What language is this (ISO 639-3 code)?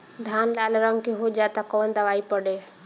bho